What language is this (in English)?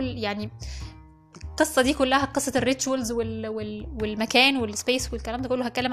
Arabic